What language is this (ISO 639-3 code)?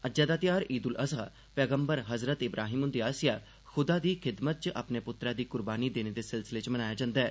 doi